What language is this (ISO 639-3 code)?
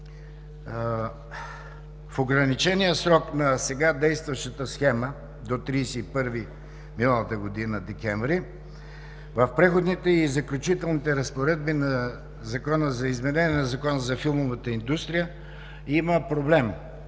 bul